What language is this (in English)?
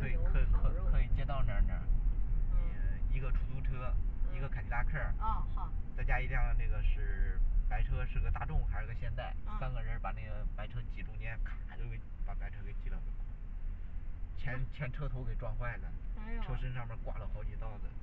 Chinese